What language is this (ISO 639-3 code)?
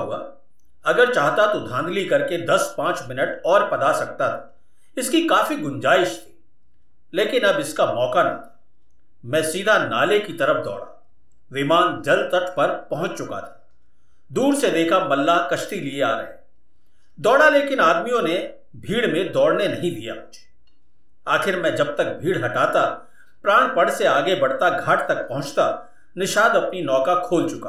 hin